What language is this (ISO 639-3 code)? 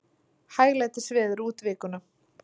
isl